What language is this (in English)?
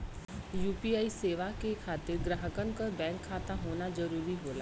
Bhojpuri